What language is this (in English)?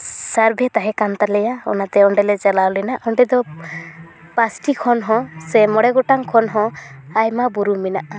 Santali